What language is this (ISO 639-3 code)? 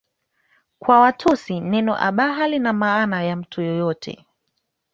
swa